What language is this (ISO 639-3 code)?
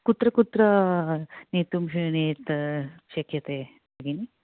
san